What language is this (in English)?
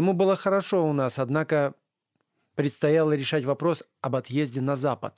Russian